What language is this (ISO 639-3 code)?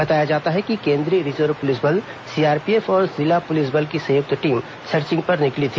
hin